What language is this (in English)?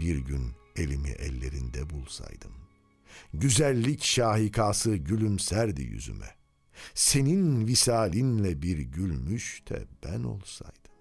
Turkish